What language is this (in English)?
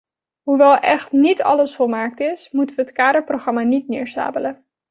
Dutch